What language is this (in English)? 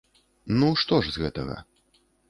Belarusian